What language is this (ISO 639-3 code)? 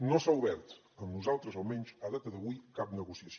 cat